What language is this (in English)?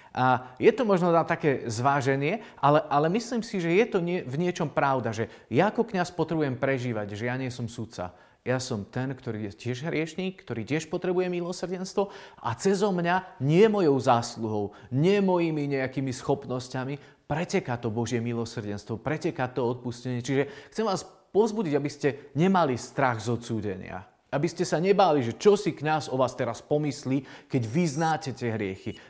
Slovak